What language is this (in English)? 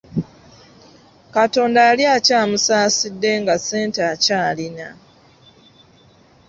Ganda